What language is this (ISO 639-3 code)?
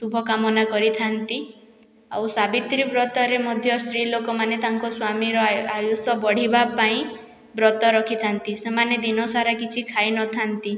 ori